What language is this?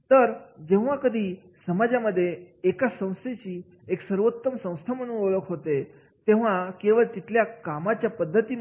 Marathi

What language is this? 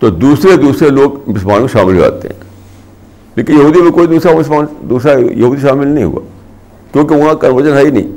Urdu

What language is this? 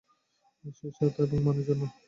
Bangla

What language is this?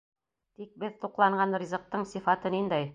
Bashkir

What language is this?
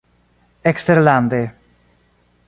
Esperanto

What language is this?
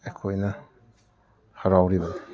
Manipuri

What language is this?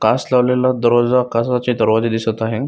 Marathi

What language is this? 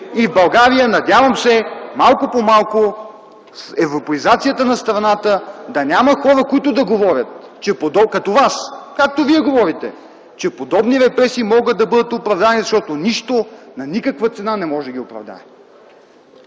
Bulgarian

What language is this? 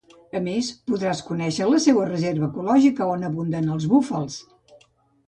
Catalan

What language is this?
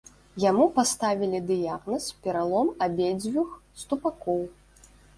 Belarusian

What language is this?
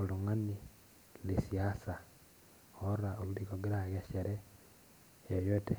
Masai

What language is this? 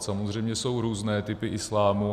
Czech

